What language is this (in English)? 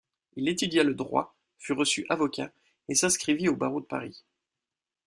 French